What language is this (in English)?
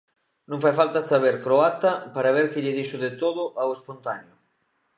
Galician